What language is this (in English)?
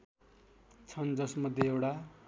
Nepali